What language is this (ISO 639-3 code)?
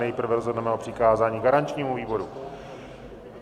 ces